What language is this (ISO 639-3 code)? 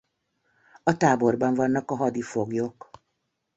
hun